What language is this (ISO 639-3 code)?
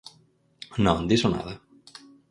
glg